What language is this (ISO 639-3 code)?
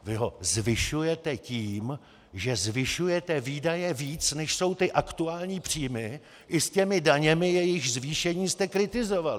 ces